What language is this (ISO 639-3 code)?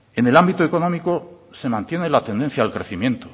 spa